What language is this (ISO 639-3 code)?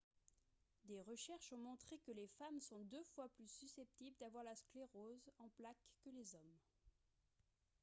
fra